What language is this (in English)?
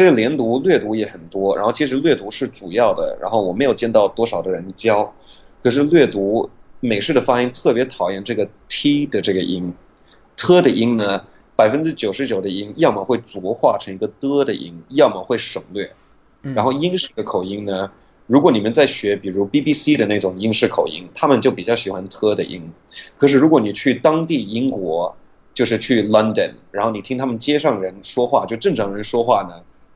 Chinese